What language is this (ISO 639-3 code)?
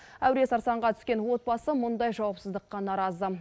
kaz